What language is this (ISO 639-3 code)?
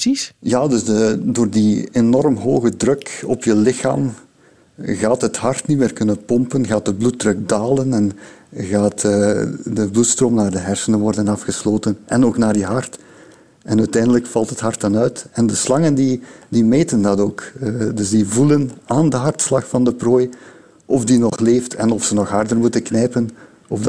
nld